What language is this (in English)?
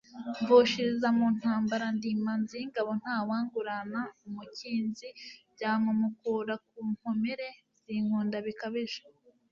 Kinyarwanda